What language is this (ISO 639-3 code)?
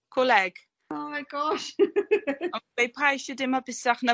cym